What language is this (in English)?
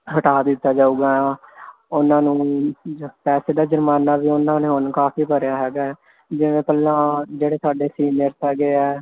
Punjabi